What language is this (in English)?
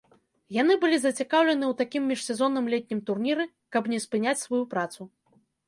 Belarusian